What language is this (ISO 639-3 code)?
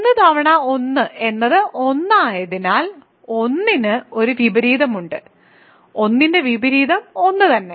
mal